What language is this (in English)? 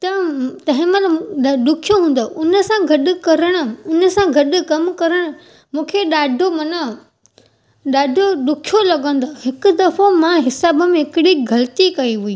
Sindhi